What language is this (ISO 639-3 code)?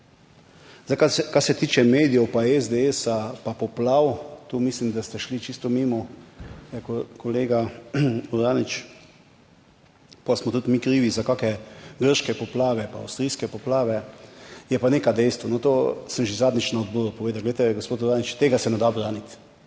slv